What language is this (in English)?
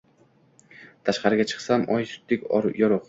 Uzbek